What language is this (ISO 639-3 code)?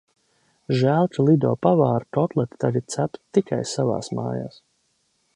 lav